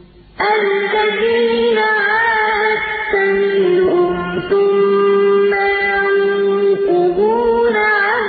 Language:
Arabic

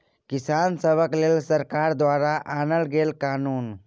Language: Maithili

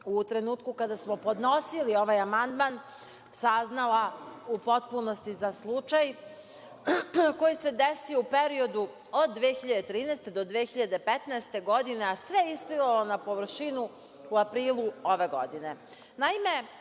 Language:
Serbian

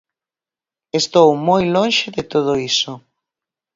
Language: Galician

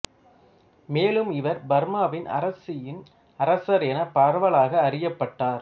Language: Tamil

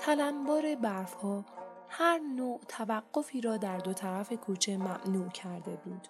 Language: Persian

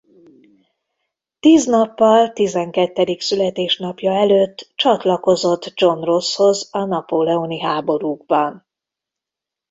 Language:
Hungarian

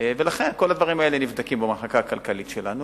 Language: Hebrew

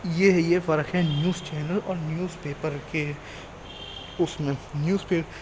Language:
Urdu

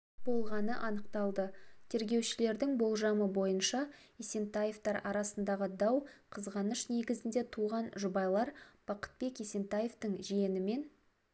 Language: Kazakh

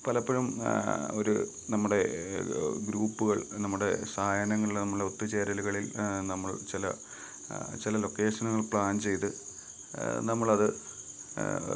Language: Malayalam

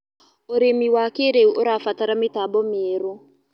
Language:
Kikuyu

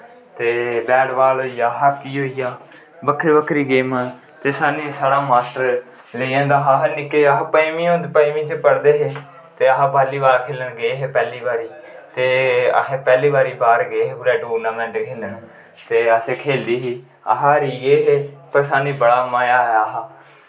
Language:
Dogri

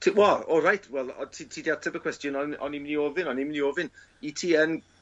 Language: Welsh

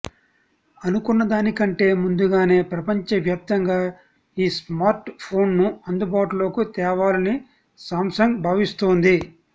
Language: Telugu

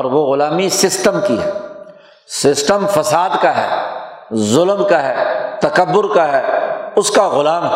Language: Urdu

